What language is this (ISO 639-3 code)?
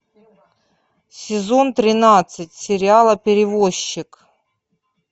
rus